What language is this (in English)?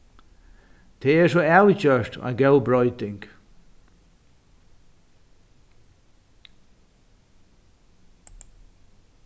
Faroese